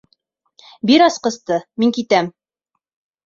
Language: Bashkir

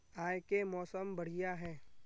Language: Magahi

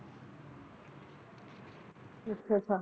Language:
Punjabi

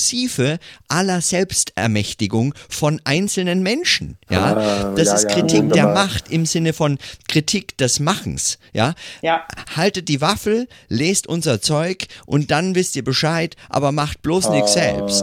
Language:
German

